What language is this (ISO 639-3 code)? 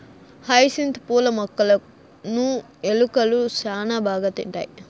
tel